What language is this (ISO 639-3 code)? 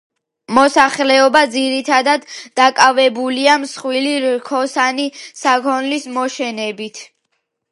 kat